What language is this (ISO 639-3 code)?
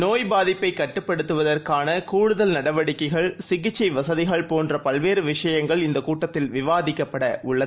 tam